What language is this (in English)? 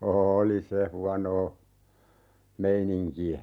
Finnish